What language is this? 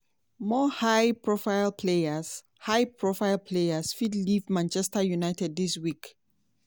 Nigerian Pidgin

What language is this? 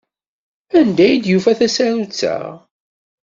Kabyle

